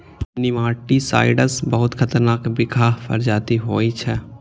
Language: Maithili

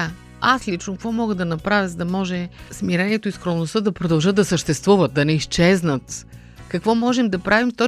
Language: Bulgarian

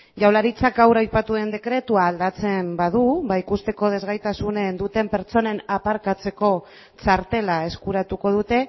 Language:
Basque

